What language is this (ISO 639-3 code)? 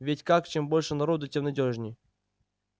rus